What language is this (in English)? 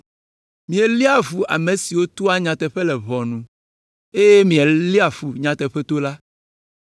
Ewe